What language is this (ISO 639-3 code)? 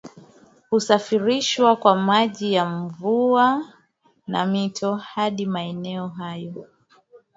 swa